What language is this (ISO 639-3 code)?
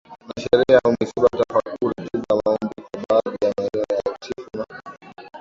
swa